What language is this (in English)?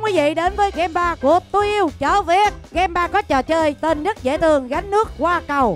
Vietnamese